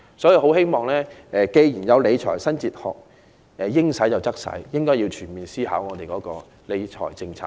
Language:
Cantonese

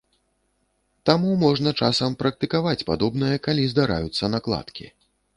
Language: Belarusian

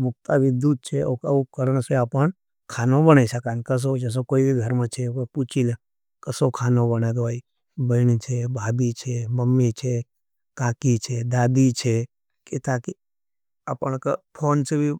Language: Nimadi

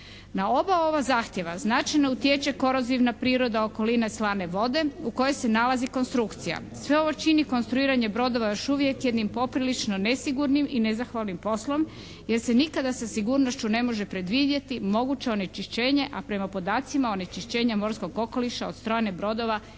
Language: Croatian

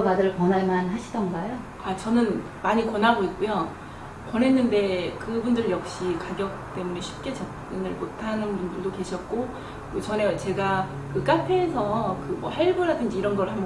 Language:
Korean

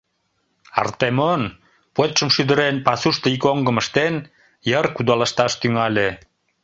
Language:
Mari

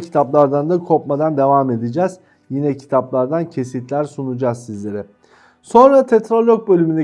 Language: Turkish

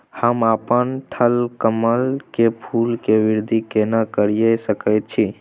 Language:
Maithili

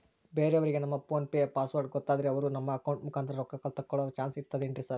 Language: Kannada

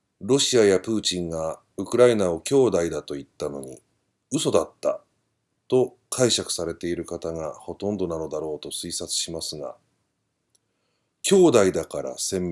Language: Japanese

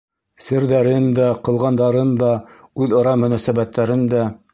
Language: Bashkir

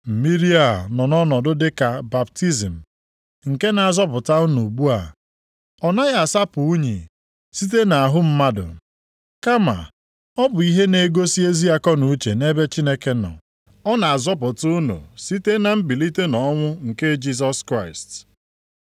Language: Igbo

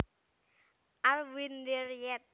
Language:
Javanese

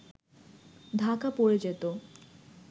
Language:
Bangla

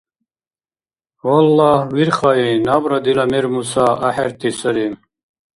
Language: Dargwa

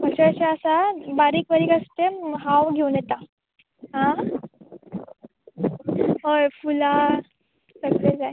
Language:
Konkani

